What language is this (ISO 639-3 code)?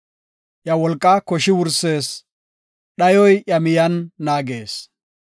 gof